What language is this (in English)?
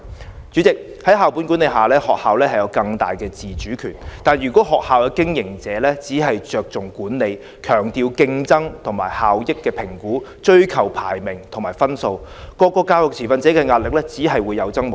Cantonese